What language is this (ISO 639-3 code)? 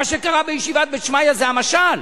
heb